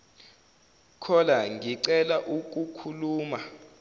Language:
Zulu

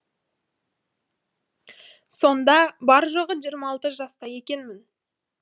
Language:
Kazakh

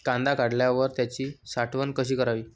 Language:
Marathi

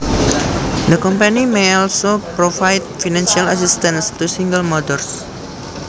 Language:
Javanese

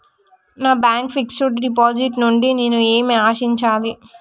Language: Telugu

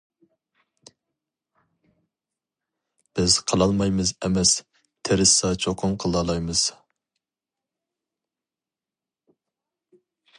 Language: Uyghur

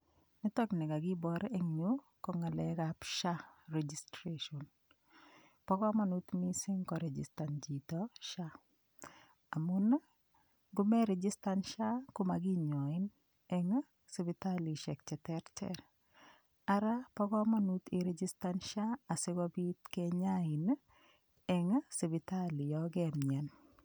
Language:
Kalenjin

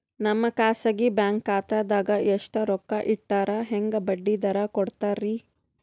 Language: Kannada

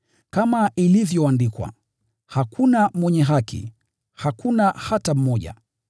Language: Swahili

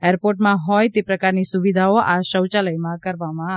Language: Gujarati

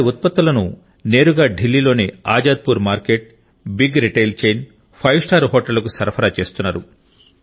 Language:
Telugu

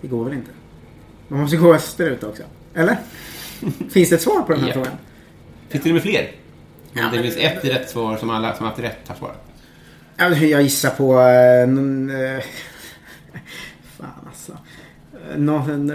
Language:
Swedish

